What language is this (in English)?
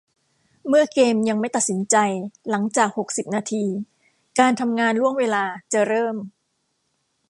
Thai